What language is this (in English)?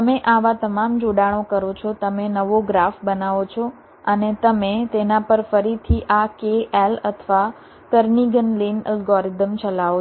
Gujarati